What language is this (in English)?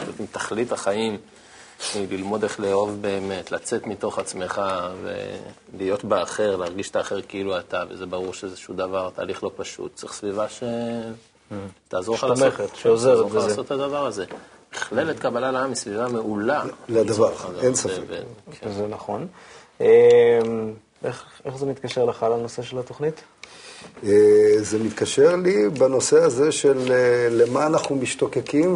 Hebrew